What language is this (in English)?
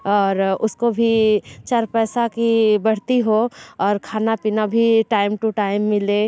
Hindi